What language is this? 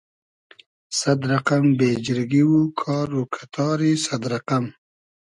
Hazaragi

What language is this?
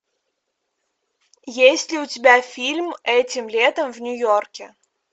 Russian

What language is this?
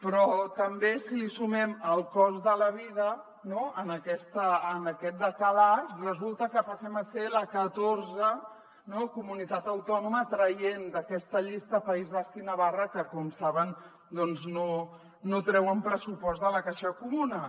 Catalan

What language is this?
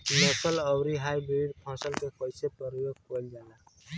Bhojpuri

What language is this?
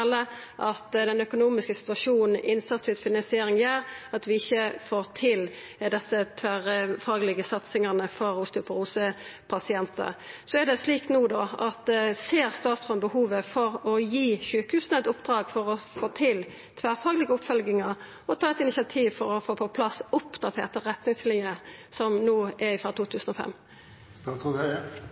Norwegian Nynorsk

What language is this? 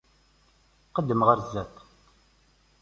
Kabyle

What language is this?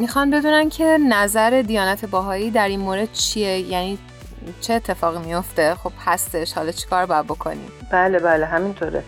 Persian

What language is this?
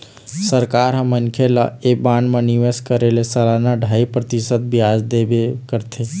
Chhattisgarhi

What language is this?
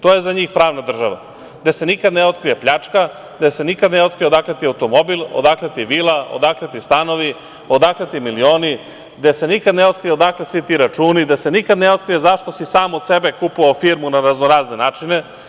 Serbian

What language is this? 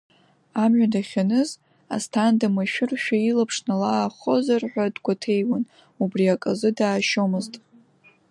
Abkhazian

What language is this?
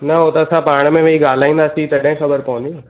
Sindhi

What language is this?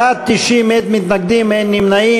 Hebrew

